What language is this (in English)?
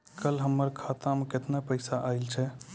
Maithili